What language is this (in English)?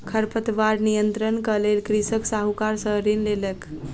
Maithili